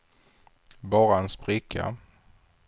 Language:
Swedish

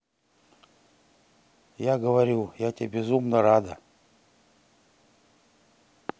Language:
Russian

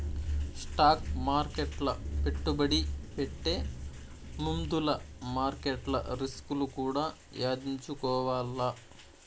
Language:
Telugu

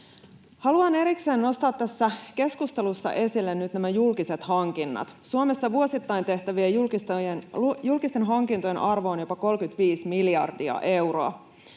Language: Finnish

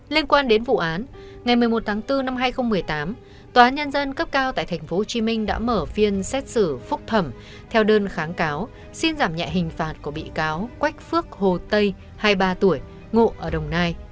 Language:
Vietnamese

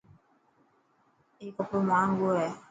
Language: Dhatki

